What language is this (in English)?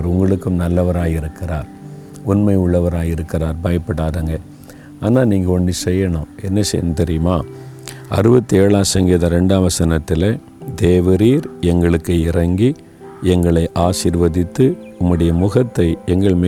Tamil